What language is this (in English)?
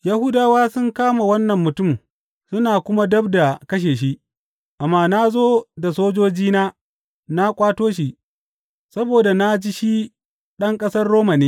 Hausa